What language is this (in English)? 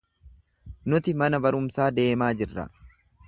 Oromo